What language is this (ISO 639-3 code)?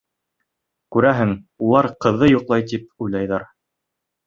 bak